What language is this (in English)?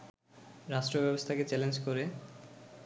Bangla